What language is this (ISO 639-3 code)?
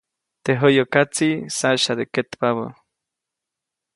zoc